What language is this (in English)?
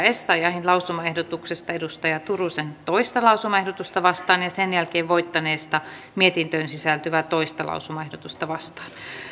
Finnish